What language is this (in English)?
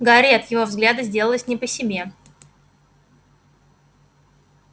Russian